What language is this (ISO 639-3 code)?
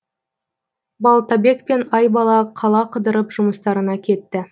kaz